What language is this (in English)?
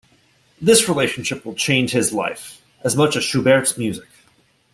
English